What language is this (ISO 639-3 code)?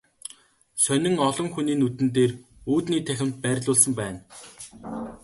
mon